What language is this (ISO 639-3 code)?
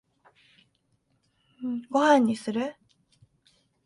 jpn